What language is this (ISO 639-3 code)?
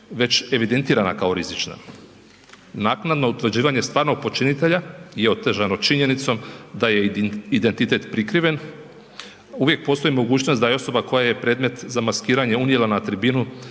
hrv